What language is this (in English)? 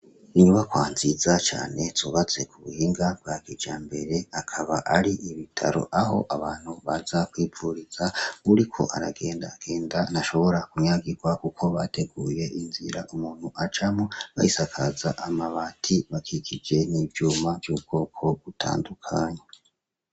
Rundi